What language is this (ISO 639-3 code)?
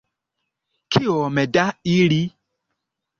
epo